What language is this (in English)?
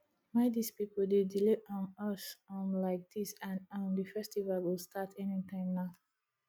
Nigerian Pidgin